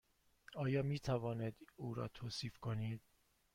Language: Persian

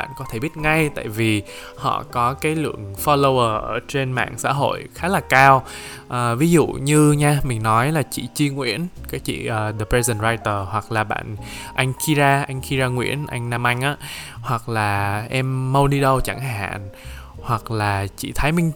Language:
Vietnamese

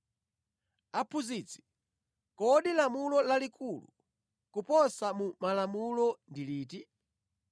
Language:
Nyanja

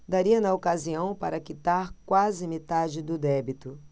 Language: Portuguese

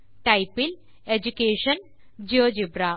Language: Tamil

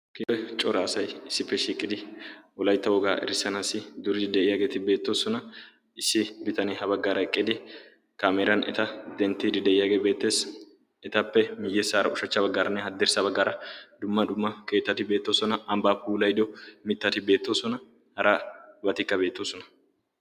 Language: Wolaytta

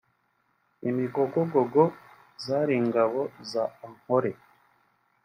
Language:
Kinyarwanda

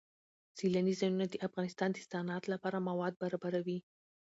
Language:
Pashto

